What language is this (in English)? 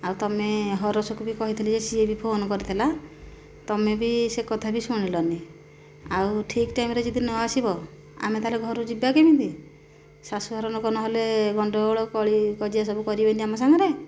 Odia